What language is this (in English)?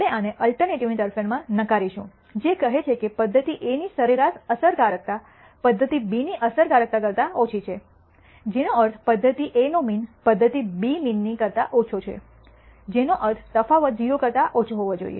Gujarati